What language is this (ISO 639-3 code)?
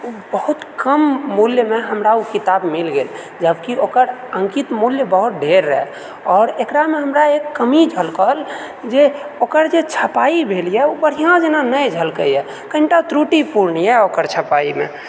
mai